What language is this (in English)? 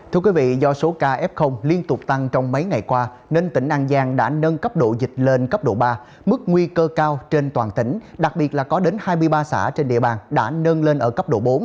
Vietnamese